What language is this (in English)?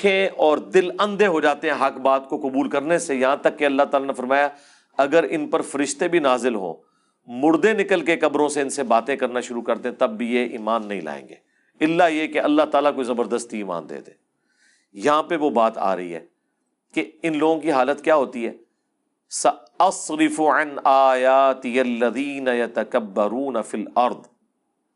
Urdu